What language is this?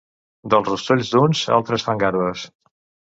Catalan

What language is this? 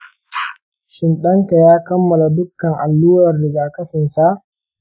Hausa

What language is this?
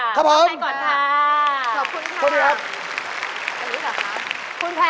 Thai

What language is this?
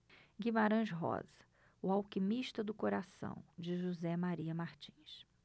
Portuguese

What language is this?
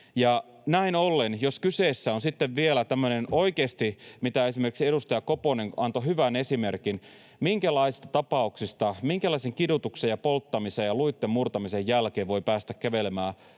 Finnish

